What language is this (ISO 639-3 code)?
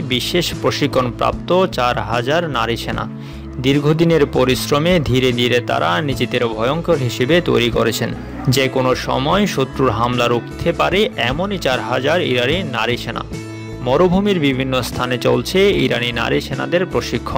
ron